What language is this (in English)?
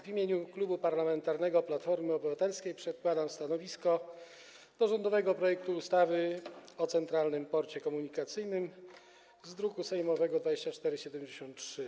Polish